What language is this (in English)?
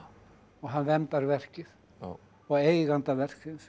Icelandic